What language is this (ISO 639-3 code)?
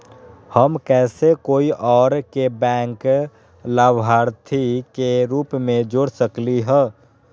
mag